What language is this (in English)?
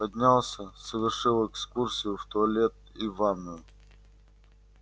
Russian